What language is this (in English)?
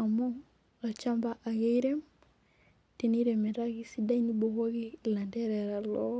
Masai